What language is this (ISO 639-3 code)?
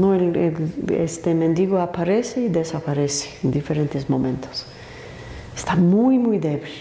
spa